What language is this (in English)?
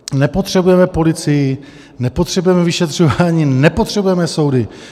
Czech